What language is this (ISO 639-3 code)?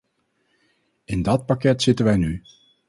nld